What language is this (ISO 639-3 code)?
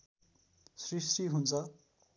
nep